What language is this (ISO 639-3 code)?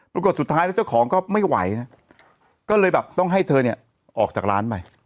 tha